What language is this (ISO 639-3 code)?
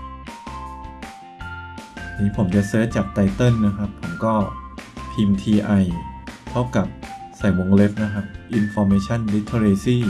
tha